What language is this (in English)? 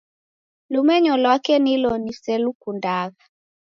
Taita